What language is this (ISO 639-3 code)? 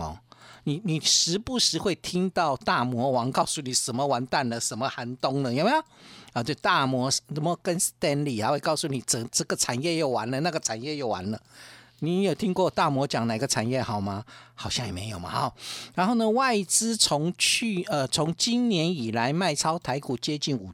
zho